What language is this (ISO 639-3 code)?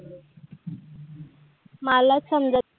mar